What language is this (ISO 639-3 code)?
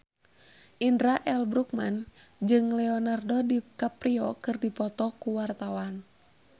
sun